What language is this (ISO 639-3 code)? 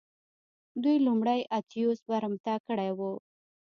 pus